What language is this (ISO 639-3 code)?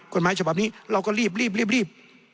tha